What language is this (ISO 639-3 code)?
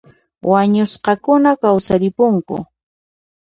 qxp